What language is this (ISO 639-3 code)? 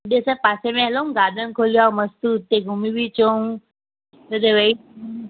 snd